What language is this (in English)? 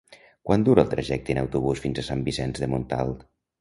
Catalan